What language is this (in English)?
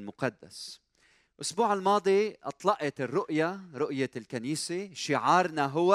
Arabic